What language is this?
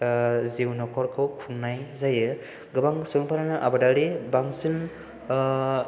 Bodo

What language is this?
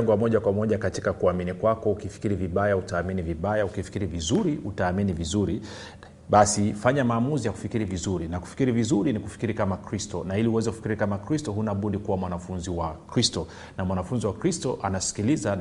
Swahili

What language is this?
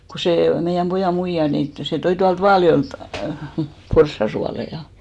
Finnish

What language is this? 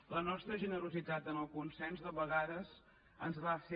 Catalan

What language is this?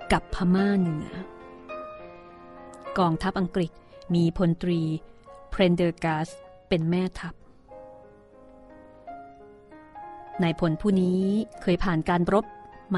Thai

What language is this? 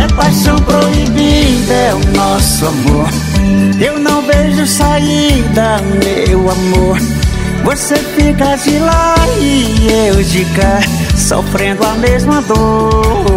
Portuguese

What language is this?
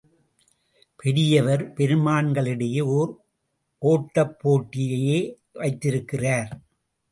Tamil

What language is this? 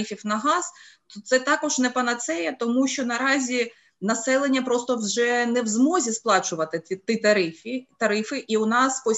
Ukrainian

